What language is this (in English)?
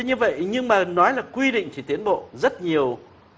Vietnamese